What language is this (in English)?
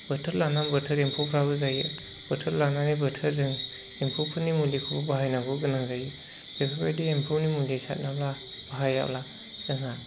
Bodo